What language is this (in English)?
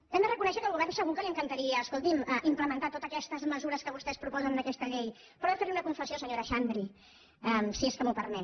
Catalan